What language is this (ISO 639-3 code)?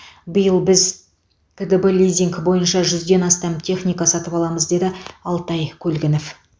kaz